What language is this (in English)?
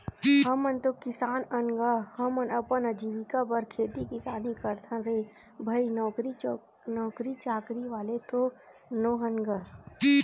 Chhattisgarhi